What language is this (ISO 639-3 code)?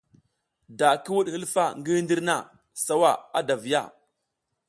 giz